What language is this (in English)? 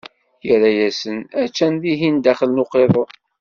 Kabyle